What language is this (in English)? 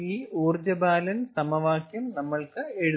Malayalam